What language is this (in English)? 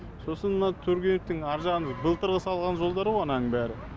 Kazakh